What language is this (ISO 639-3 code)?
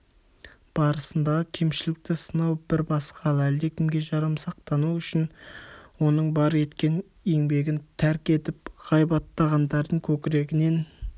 kaz